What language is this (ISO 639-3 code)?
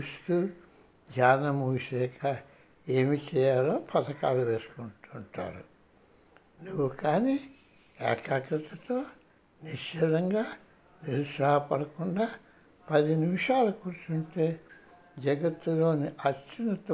tel